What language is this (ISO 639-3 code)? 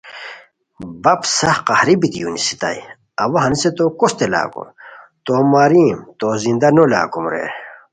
khw